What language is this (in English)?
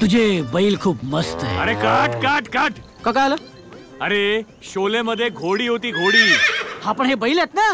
Marathi